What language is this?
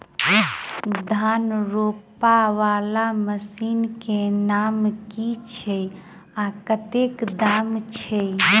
Maithili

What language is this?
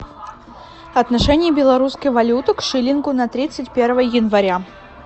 Russian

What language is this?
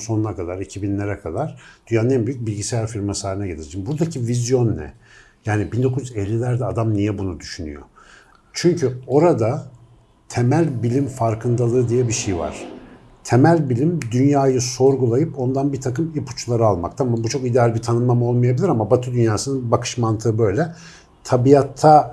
Turkish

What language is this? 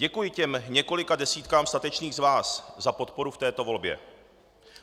Czech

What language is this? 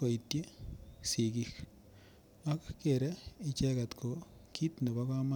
Kalenjin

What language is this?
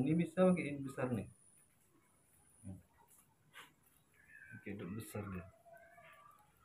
Indonesian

